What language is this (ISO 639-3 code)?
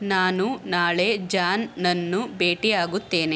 kan